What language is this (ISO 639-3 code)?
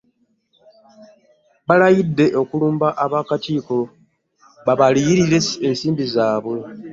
lug